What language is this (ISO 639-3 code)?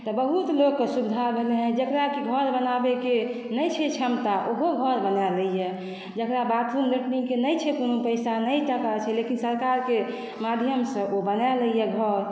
mai